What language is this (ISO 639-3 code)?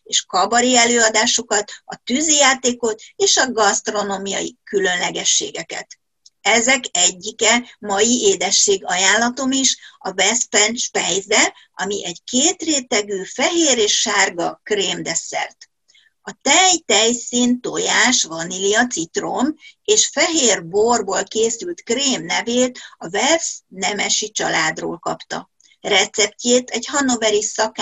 hun